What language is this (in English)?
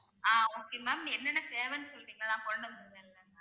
Tamil